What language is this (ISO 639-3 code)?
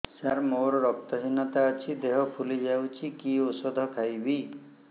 ori